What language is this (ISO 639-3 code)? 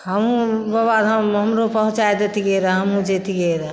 mai